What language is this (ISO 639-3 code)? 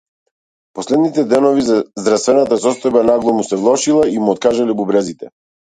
mkd